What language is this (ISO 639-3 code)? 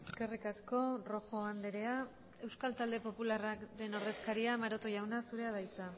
eus